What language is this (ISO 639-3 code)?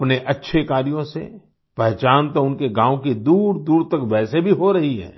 hin